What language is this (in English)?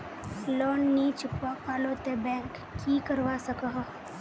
Magahi